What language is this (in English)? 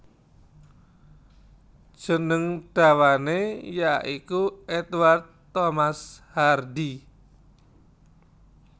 Javanese